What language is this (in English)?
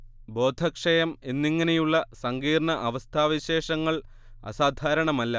Malayalam